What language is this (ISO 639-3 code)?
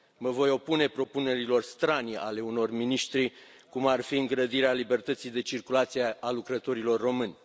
ron